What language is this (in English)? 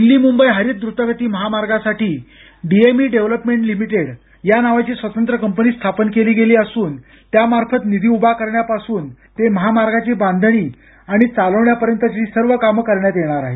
Marathi